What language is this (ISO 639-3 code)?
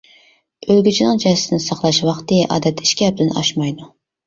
uig